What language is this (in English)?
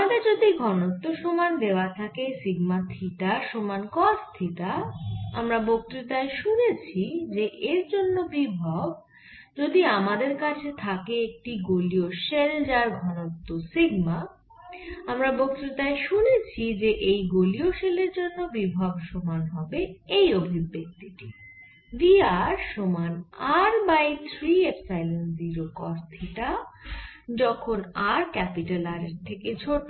Bangla